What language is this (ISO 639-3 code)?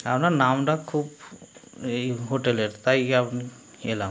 ben